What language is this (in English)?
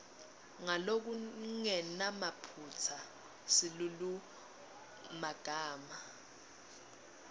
Swati